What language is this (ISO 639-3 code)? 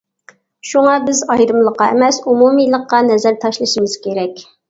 uig